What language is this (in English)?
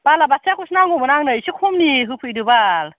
Bodo